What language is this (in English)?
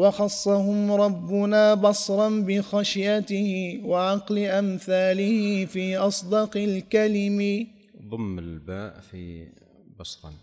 Arabic